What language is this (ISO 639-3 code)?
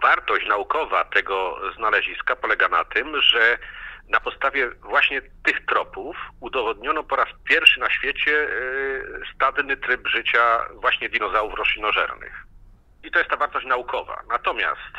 pol